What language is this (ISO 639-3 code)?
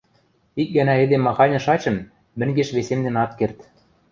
mrj